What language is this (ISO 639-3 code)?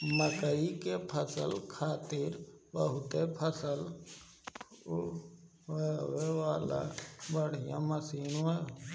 bho